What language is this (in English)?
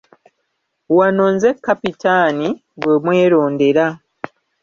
Ganda